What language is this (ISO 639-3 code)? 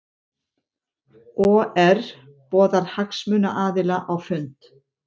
isl